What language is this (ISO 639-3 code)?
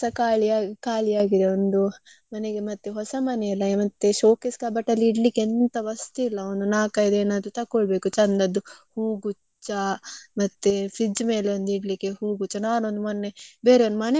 kan